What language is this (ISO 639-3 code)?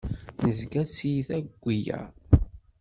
kab